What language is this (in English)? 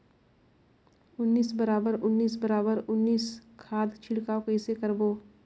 Chhattisgarhi